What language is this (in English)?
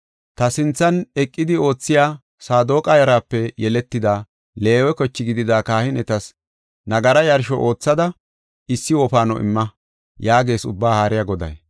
Gofa